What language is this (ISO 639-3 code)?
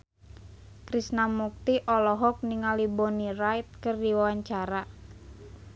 sun